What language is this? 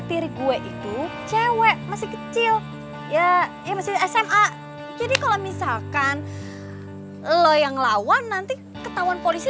Indonesian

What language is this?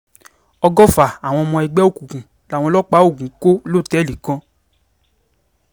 Yoruba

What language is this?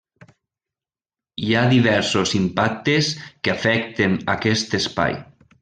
Catalan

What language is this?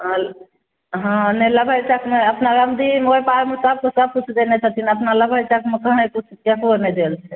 Maithili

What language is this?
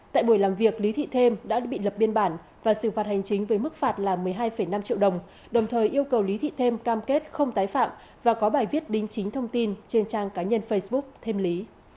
Vietnamese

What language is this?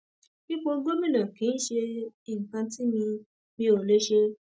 Yoruba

